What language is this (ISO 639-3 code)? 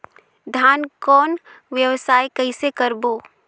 hne